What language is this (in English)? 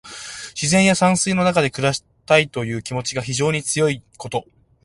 Japanese